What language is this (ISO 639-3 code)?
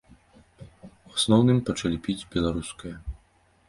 bel